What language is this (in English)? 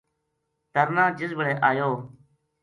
Gujari